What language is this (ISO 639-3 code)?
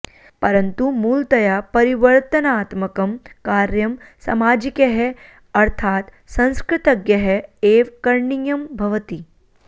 san